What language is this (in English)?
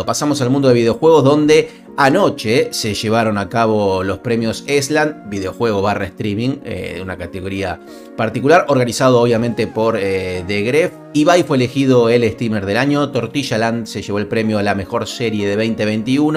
Spanish